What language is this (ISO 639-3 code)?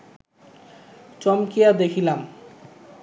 ben